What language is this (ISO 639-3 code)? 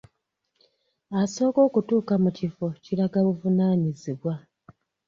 lug